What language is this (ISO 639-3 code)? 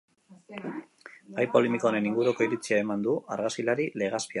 eus